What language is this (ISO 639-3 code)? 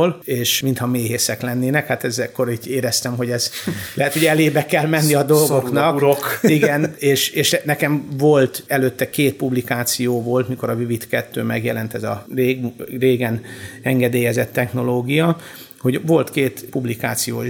hun